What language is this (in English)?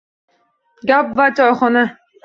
Uzbek